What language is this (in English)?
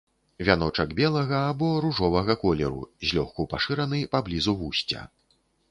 Belarusian